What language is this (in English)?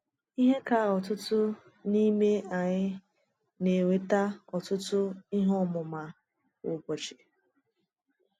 Igbo